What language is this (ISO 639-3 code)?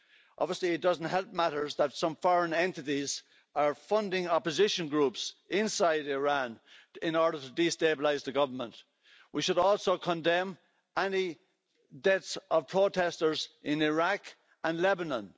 eng